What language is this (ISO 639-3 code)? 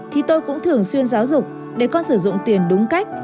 vie